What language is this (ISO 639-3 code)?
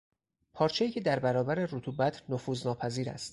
fas